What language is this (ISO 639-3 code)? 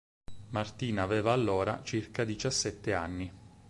ita